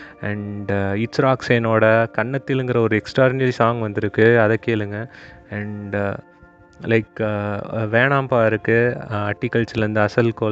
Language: Tamil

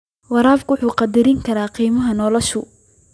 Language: Somali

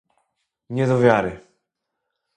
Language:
Polish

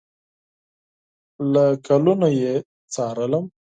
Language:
Pashto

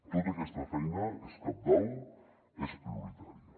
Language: Catalan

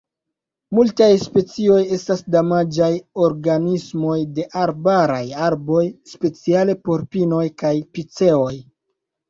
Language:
Esperanto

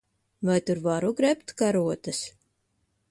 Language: Latvian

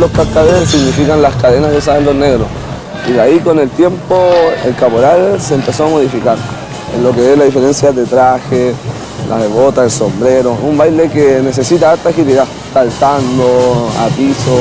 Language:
Spanish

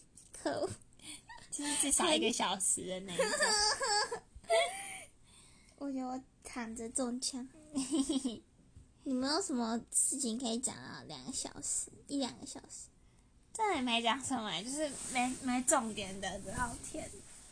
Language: Chinese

